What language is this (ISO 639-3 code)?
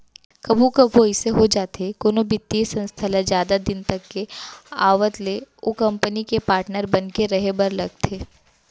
hne